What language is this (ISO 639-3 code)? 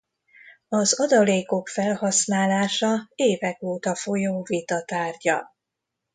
hun